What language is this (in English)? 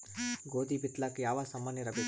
Kannada